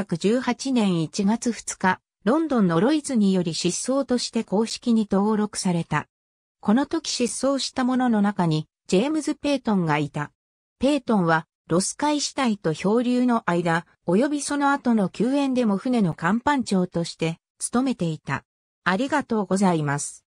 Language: Japanese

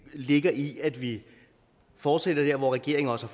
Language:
Danish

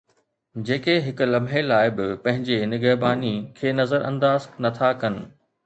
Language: Sindhi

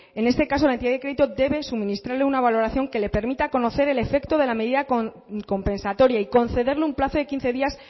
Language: Spanish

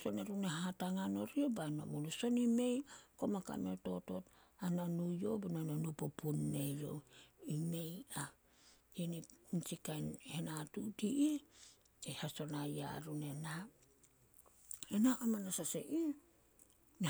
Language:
Solos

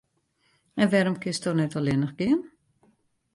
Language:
Western Frisian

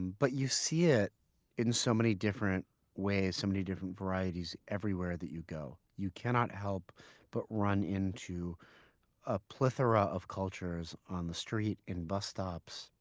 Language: English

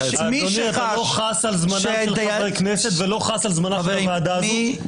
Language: Hebrew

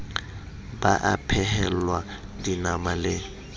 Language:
Southern Sotho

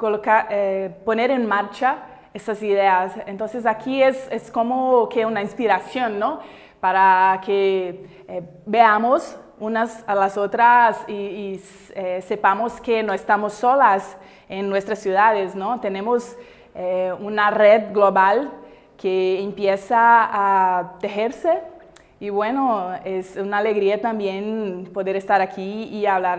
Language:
Spanish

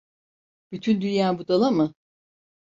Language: Turkish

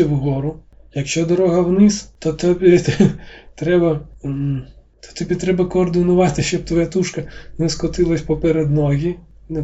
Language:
Ukrainian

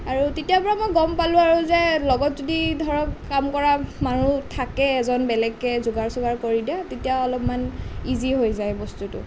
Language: Assamese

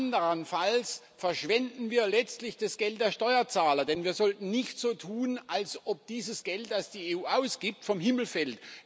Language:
German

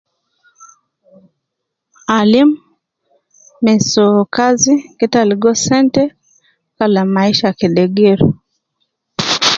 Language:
Nubi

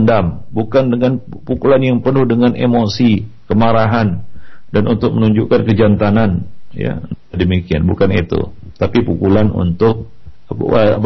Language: Malay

